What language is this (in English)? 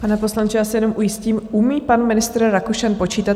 Czech